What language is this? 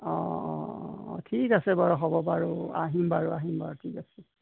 Assamese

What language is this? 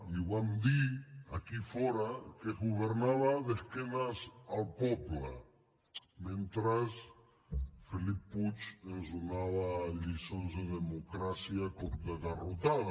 Catalan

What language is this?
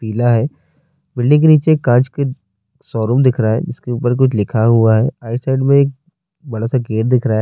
Urdu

